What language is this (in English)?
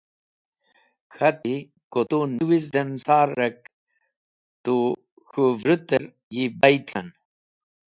Wakhi